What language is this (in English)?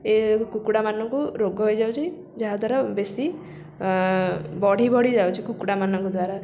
Odia